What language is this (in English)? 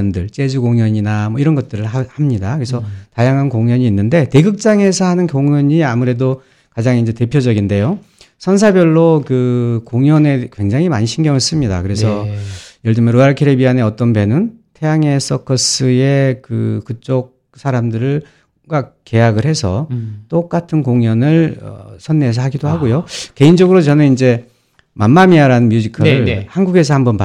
Korean